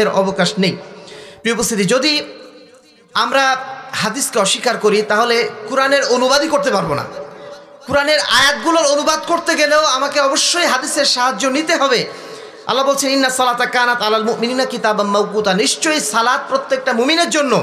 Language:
Arabic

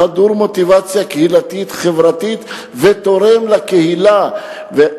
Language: Hebrew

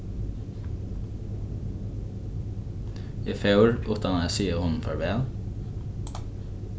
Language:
Faroese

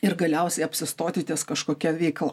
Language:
Lithuanian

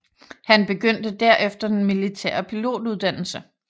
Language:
Danish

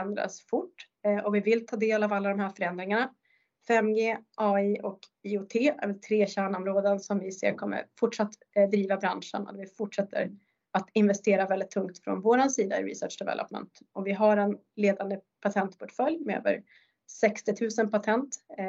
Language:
Swedish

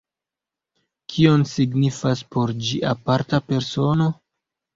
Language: Esperanto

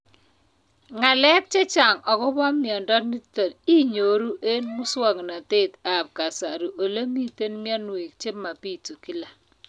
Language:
Kalenjin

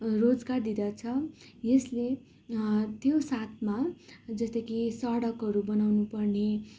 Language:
Nepali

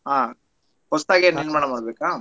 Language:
Kannada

